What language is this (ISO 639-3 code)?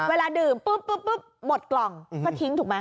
tha